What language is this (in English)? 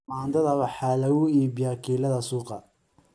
Somali